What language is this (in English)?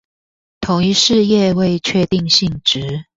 Chinese